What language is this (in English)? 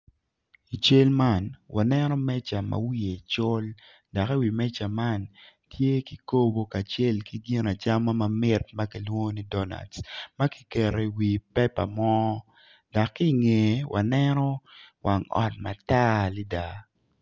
Acoli